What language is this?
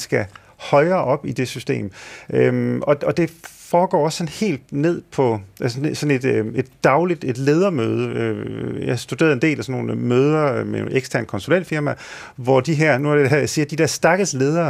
Danish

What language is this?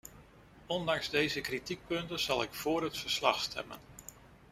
Dutch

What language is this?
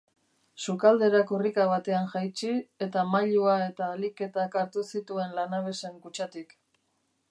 Basque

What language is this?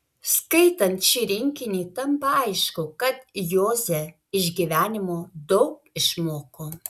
Lithuanian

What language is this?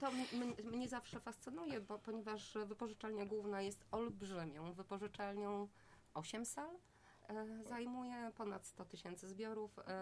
Polish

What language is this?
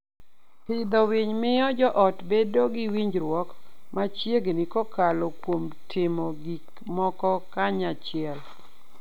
Luo (Kenya and Tanzania)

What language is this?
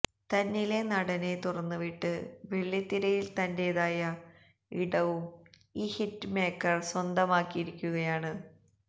Malayalam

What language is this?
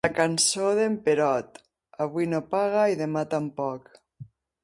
Catalan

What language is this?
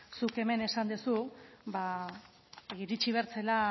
Basque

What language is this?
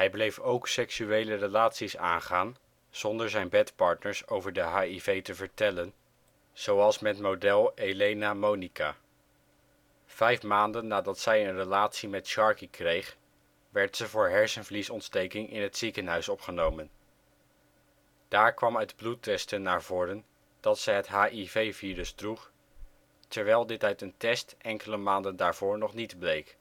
Dutch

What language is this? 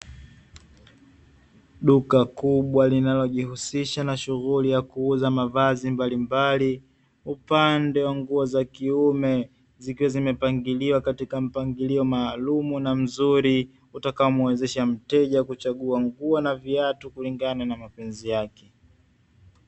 Swahili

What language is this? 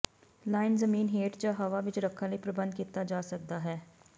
Punjabi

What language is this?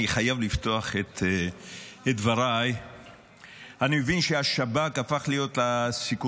Hebrew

